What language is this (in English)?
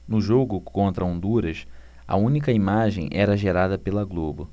Portuguese